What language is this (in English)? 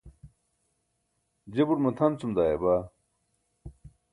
Burushaski